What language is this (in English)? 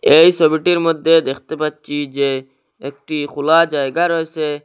Bangla